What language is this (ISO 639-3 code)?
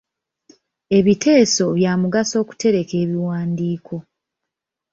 lug